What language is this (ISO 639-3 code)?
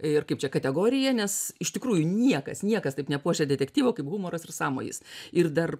lit